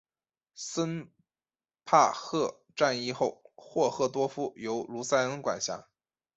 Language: Chinese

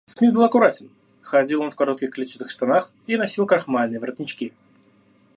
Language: Russian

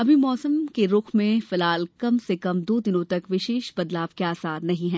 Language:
Hindi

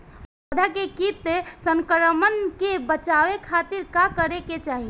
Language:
Bhojpuri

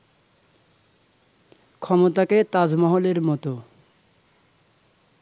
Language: Bangla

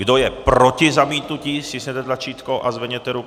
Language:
Czech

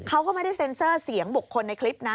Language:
Thai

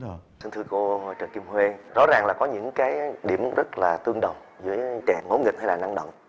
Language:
Vietnamese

